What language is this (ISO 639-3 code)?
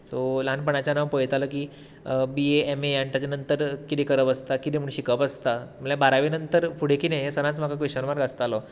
kok